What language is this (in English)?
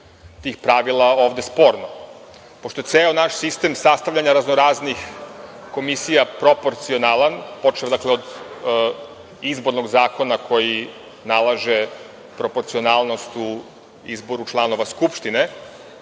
Serbian